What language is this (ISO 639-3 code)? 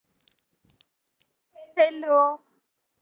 mar